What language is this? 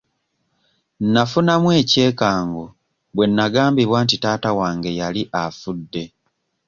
Ganda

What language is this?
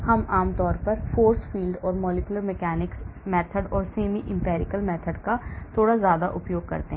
Hindi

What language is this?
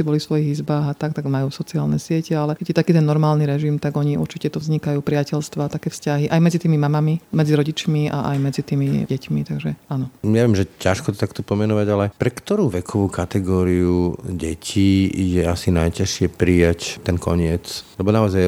Slovak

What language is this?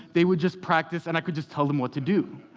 English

